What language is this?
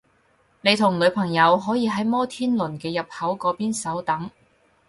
Cantonese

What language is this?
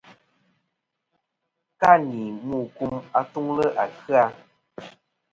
Kom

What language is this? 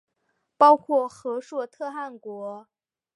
Chinese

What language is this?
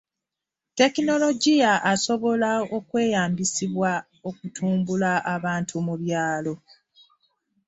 Ganda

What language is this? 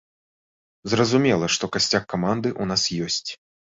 Belarusian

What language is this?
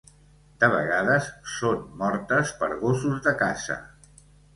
Catalan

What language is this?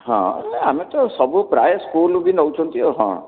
Odia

